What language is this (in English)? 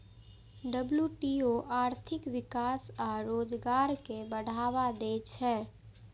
Maithili